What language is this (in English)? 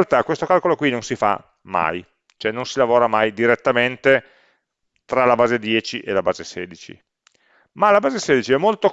Italian